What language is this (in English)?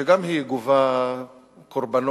Hebrew